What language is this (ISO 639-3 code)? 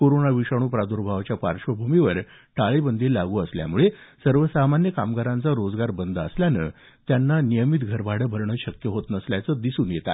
mar